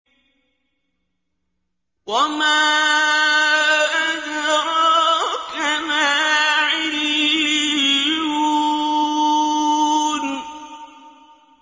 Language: Arabic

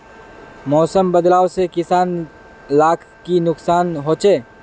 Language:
Magahi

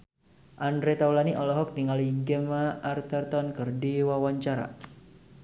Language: Sundanese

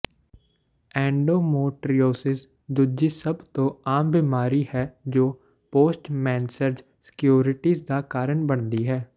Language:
Punjabi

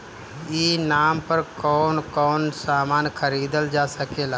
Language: Bhojpuri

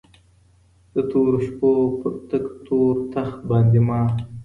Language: Pashto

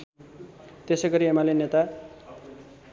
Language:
Nepali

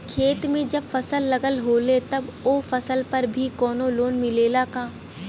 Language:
Bhojpuri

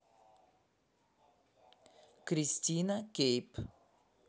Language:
Russian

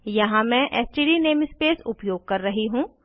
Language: Hindi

